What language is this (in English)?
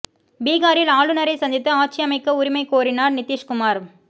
Tamil